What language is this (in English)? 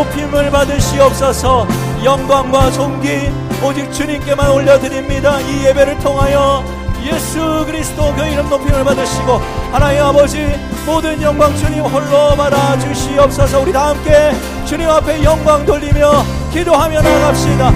Korean